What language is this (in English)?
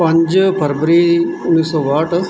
Punjabi